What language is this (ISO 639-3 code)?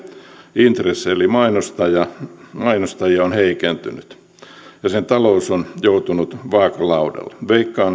fin